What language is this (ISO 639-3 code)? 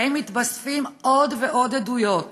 heb